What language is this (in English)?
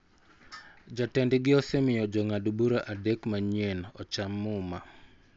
Luo (Kenya and Tanzania)